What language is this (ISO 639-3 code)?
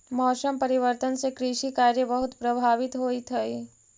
mag